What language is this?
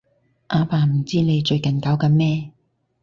Cantonese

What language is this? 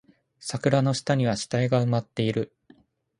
Japanese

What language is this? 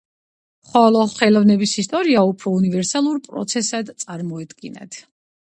Georgian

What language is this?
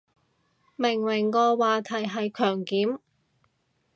Cantonese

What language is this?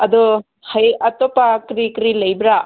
Manipuri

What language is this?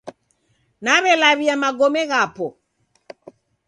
Taita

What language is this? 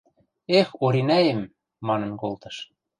Western Mari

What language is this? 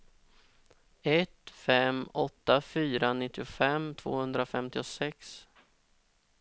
Swedish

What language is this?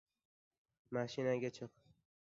Uzbek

